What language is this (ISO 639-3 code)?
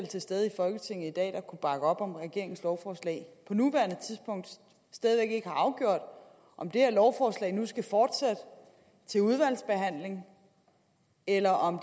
dan